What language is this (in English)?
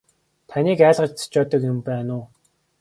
Mongolian